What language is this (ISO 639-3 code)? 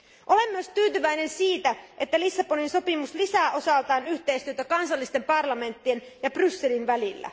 fin